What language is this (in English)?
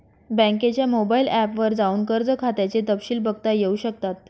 Marathi